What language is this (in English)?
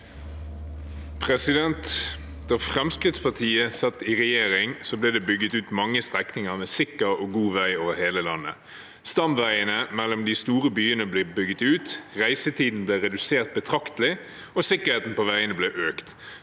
Norwegian